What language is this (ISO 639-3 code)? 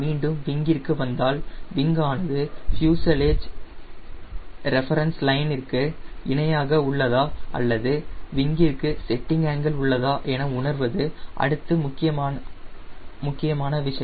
tam